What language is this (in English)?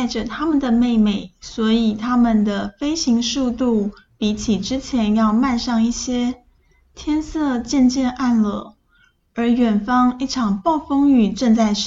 Chinese